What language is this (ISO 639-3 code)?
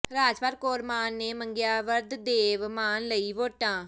pan